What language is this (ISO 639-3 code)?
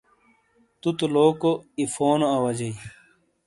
scl